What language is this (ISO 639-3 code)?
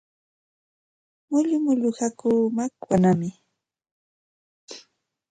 qxt